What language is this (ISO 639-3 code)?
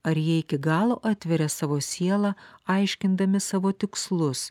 lit